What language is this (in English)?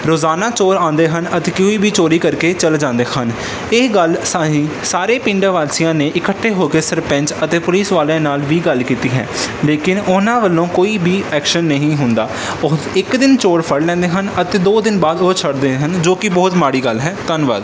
Punjabi